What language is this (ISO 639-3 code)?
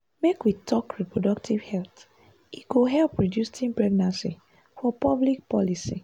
pcm